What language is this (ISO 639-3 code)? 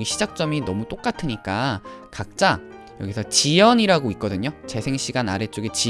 kor